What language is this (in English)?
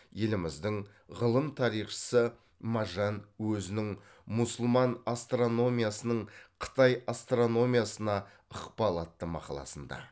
Kazakh